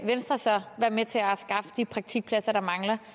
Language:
Danish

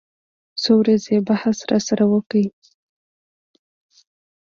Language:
Pashto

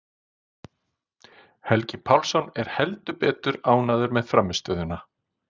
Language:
Icelandic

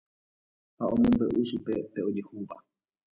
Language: Guarani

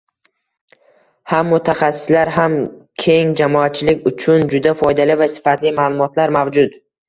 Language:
Uzbek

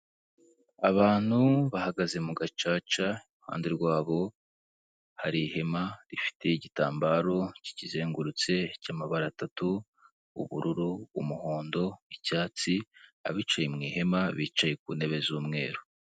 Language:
Kinyarwanda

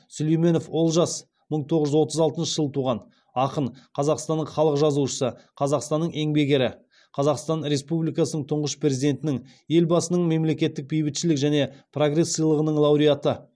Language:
Kazakh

